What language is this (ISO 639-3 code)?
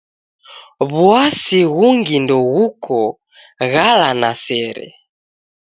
dav